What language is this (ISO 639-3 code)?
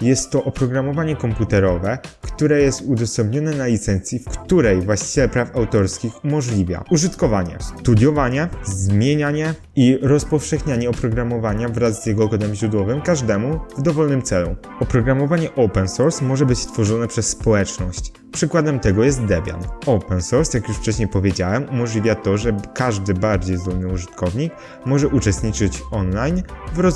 pol